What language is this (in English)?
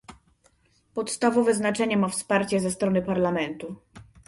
Polish